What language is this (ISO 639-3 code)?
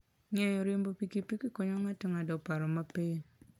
luo